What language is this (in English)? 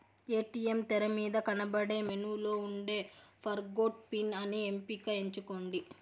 Telugu